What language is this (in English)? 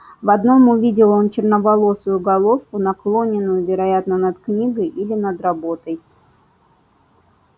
Russian